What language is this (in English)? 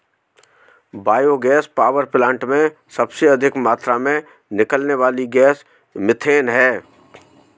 Hindi